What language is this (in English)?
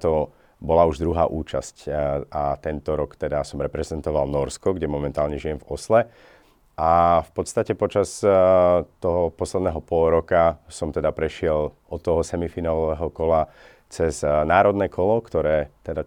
Slovak